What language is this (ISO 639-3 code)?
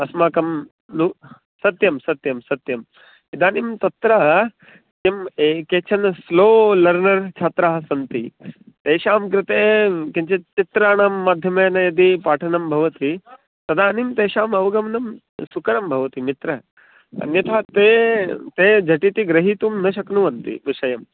san